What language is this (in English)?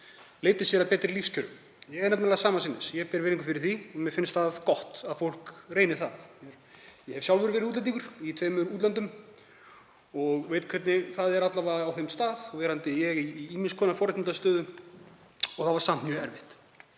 Icelandic